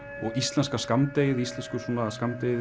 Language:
Icelandic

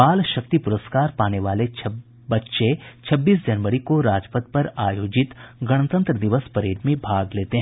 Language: Hindi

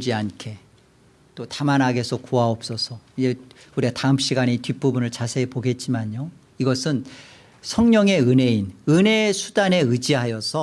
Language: Korean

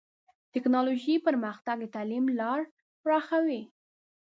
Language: Pashto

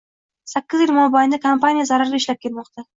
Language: Uzbek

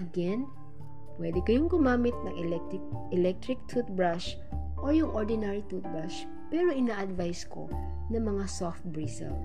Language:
Filipino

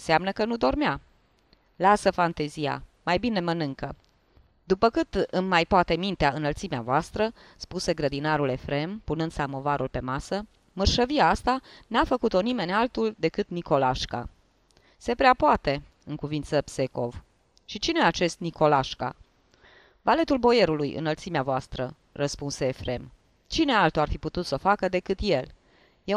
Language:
Romanian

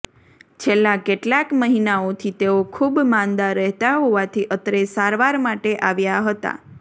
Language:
Gujarati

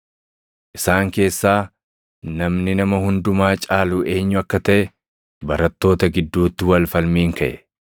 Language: Oromo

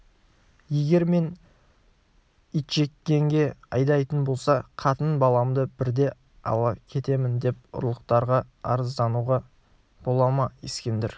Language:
Kazakh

